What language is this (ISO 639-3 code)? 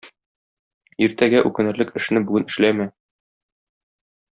tat